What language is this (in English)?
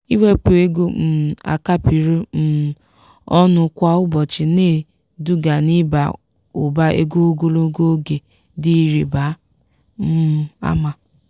Igbo